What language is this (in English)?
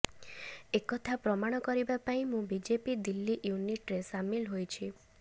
Odia